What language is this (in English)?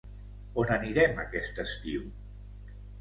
Catalan